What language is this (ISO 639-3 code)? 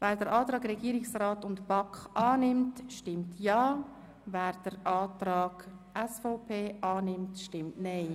gsw